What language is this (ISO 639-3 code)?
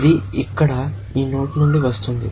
tel